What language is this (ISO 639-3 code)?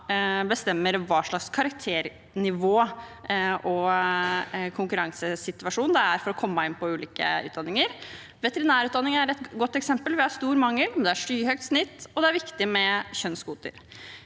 nor